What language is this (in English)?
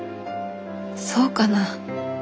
Japanese